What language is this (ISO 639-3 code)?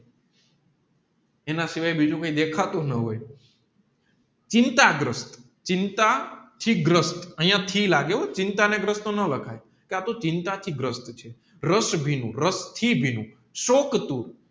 guj